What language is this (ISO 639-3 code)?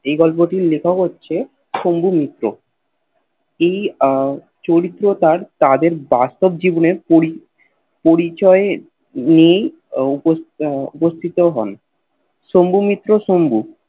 ben